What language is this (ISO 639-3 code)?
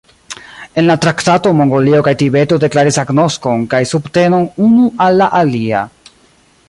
epo